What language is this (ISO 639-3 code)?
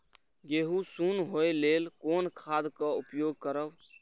mai